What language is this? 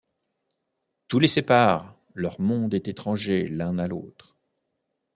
French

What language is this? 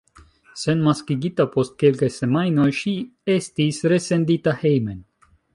Esperanto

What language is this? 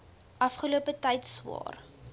Afrikaans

